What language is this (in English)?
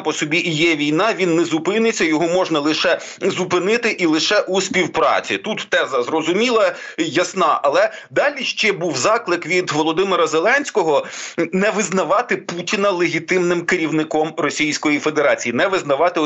Ukrainian